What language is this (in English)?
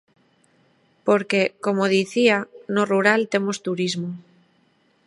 Galician